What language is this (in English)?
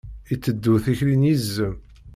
Kabyle